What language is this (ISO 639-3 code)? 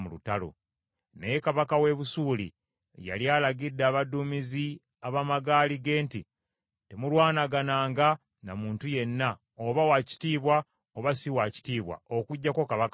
lug